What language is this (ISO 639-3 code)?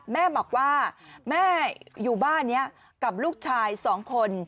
tha